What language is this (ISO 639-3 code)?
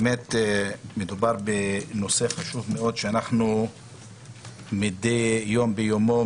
heb